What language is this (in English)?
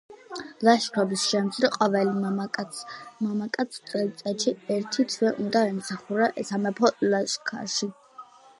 Georgian